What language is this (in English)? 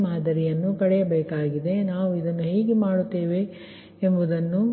Kannada